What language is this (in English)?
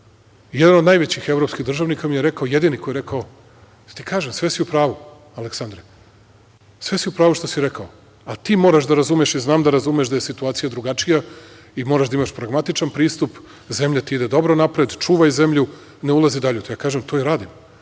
Serbian